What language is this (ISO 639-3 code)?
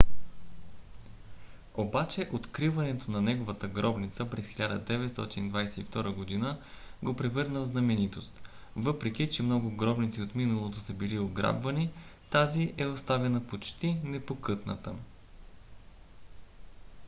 bul